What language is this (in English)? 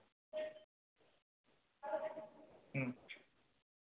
Manipuri